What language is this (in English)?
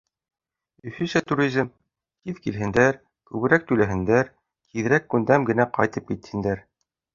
Bashkir